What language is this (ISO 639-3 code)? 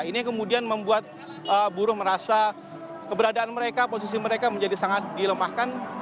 ind